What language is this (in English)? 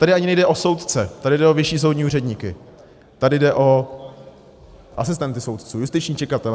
Czech